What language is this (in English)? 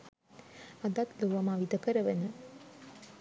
Sinhala